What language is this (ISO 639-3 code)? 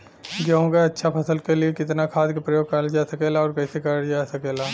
bho